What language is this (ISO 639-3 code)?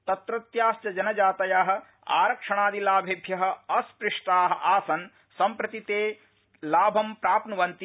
san